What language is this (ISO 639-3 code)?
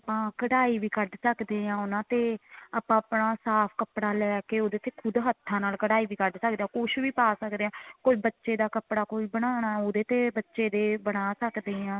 pan